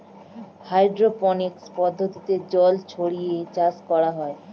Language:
Bangla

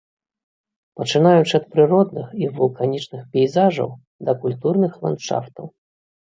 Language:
Belarusian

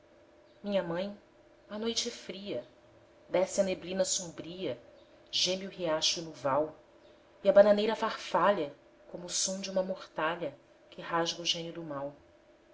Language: Portuguese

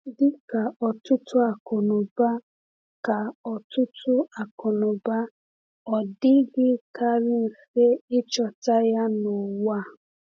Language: Igbo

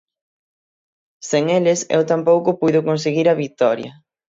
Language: Galician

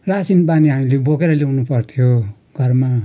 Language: Nepali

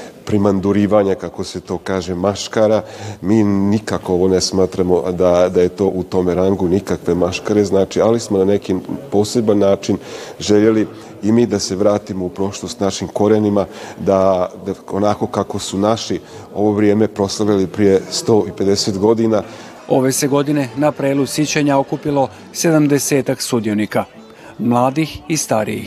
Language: Croatian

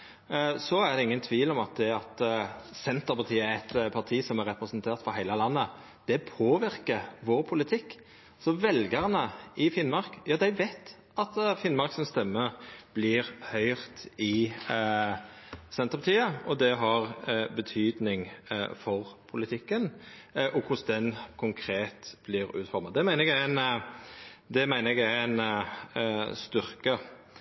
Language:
Norwegian Nynorsk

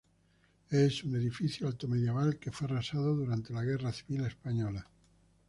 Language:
Spanish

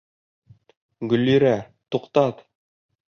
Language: Bashkir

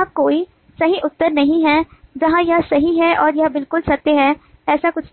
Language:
Hindi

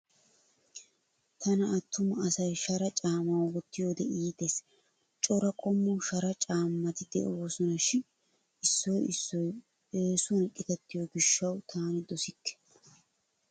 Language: Wolaytta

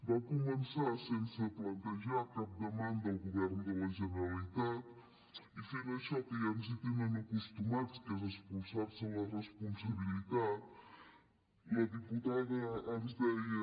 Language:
Catalan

